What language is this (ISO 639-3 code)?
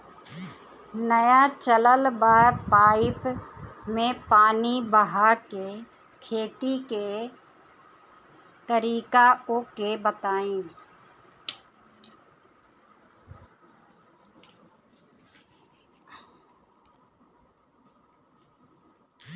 bho